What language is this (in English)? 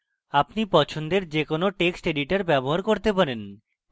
Bangla